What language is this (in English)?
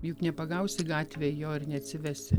Lithuanian